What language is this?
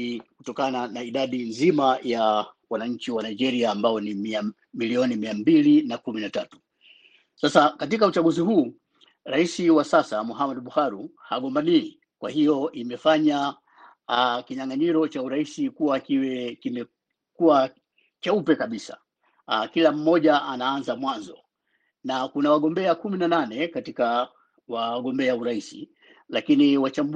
Swahili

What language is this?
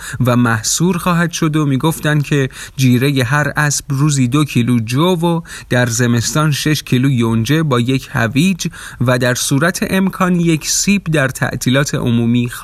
Persian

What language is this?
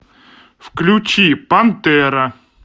Russian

